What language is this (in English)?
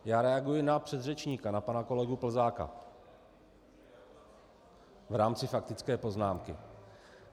Czech